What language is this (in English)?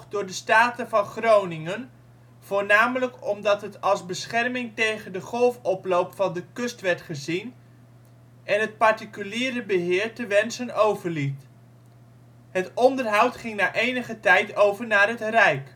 Dutch